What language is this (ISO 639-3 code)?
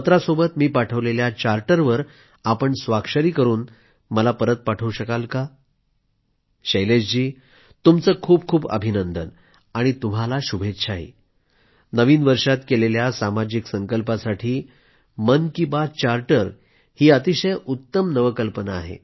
mar